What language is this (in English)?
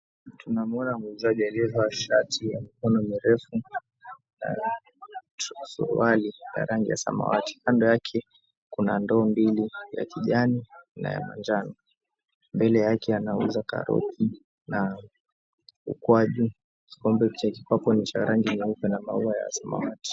Swahili